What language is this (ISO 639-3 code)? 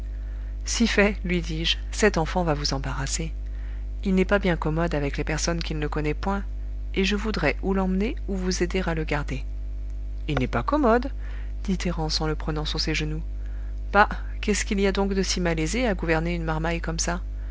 fra